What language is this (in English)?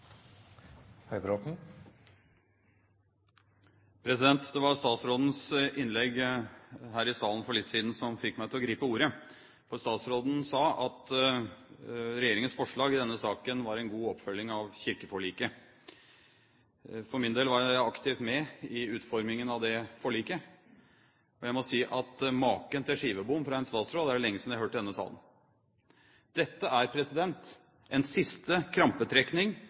Norwegian